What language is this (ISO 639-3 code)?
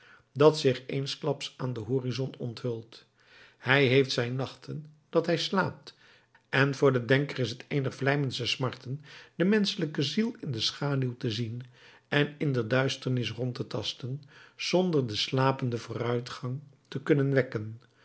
nld